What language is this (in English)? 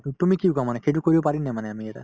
Assamese